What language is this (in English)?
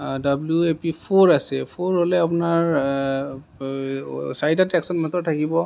Assamese